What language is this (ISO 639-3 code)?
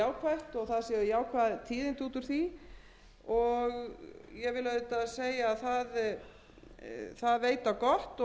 isl